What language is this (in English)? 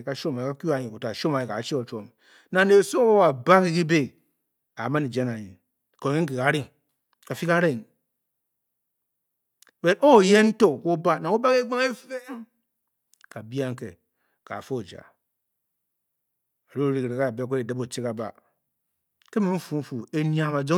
Bokyi